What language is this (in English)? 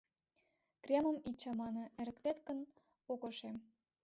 Mari